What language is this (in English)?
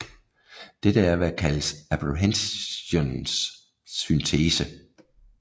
Danish